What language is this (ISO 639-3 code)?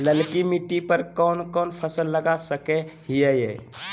mag